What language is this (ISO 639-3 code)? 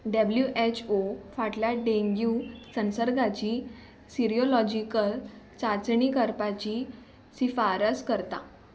kok